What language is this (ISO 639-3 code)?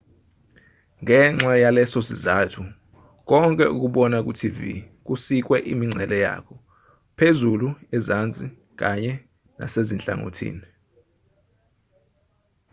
zul